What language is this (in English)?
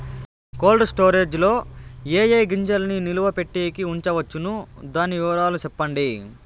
Telugu